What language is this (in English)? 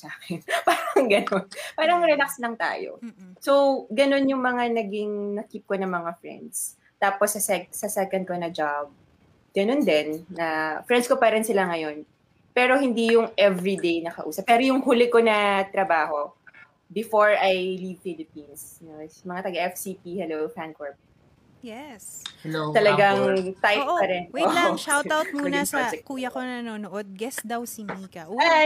Filipino